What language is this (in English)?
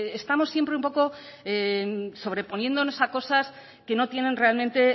Spanish